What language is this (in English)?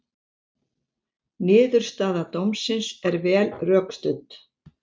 Icelandic